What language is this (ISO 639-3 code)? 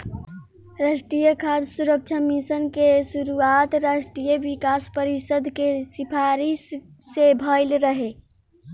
bho